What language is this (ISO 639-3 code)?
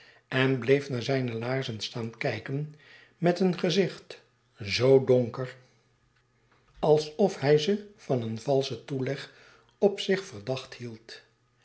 nld